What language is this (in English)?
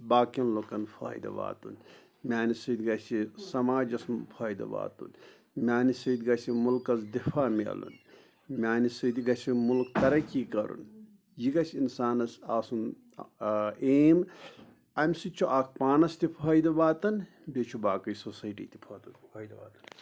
Kashmiri